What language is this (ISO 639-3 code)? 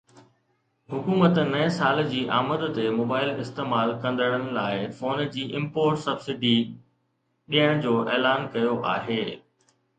snd